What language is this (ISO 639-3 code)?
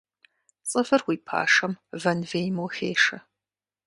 kbd